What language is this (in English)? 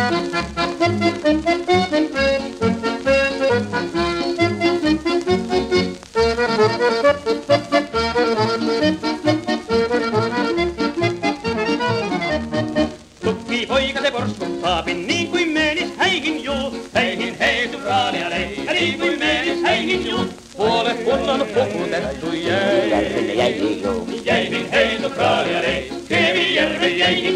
Finnish